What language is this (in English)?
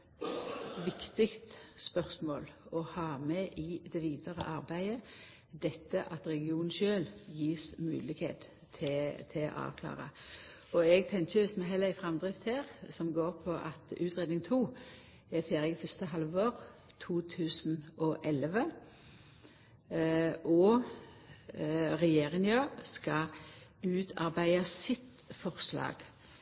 Norwegian Nynorsk